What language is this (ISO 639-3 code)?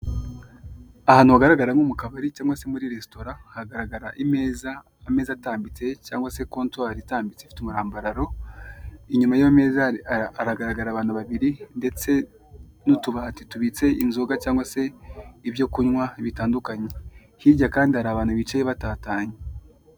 kin